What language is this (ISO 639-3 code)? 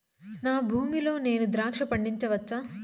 tel